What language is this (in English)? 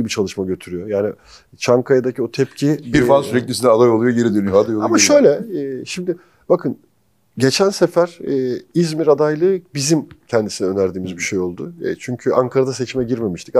Turkish